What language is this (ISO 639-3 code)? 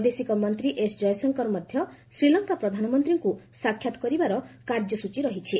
ori